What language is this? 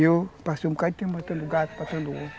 Portuguese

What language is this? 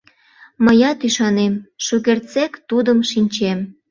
Mari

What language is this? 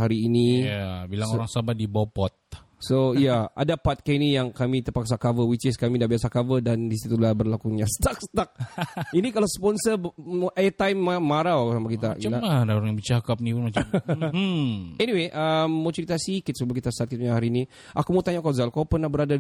Malay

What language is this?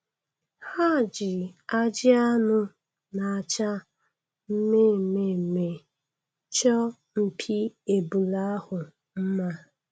Igbo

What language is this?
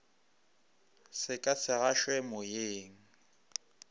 Northern Sotho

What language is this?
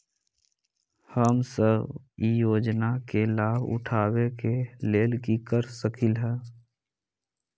Magahi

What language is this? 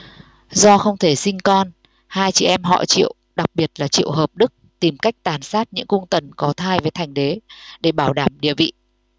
Vietnamese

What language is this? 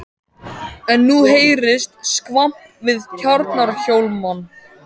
Icelandic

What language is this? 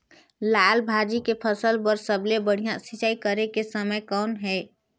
Chhattisgarhi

